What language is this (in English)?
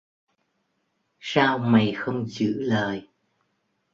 Vietnamese